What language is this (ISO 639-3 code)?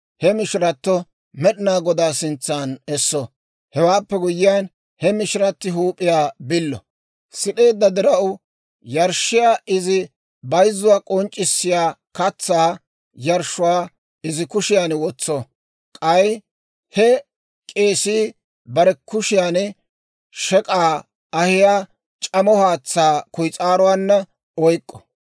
dwr